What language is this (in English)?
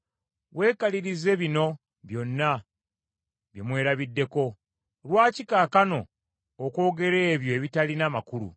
Ganda